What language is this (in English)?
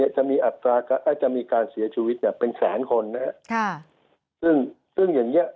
Thai